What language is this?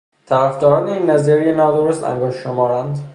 Persian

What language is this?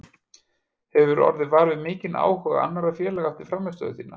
Icelandic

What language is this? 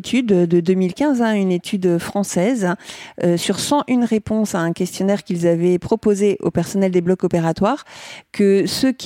French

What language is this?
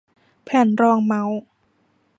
Thai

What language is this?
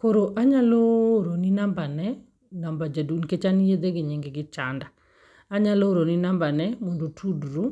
Luo (Kenya and Tanzania)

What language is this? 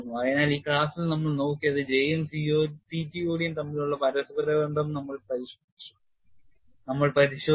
Malayalam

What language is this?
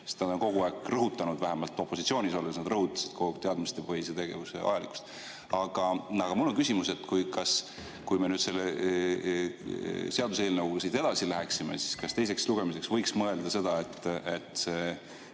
Estonian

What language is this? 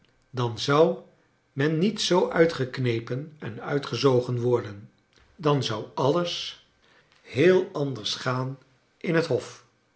Dutch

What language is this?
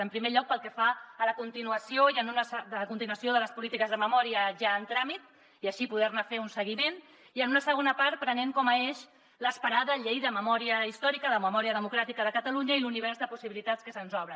Catalan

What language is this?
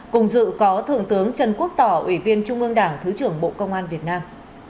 Vietnamese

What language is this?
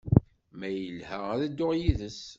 Kabyle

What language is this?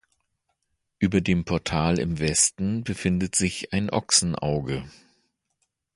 German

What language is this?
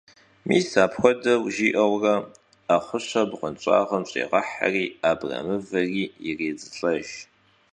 Kabardian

